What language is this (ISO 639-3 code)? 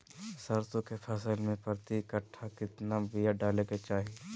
mag